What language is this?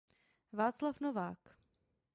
Czech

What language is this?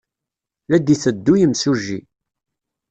Kabyle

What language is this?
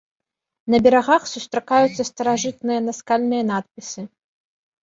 Belarusian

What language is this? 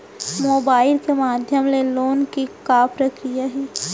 Chhattisgarhi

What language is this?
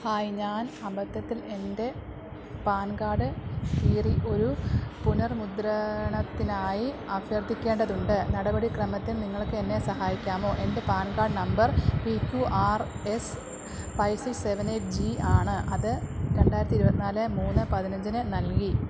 Malayalam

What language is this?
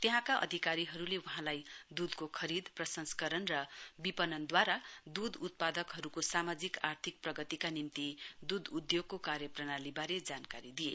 Nepali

